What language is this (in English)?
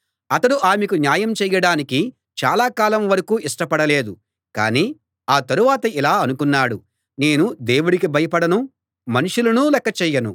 Telugu